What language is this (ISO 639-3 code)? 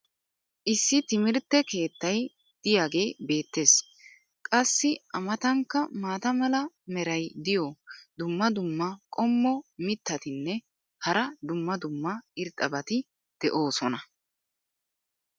wal